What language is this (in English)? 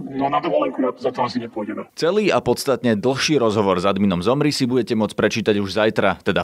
Slovak